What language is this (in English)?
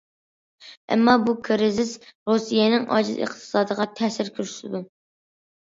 Uyghur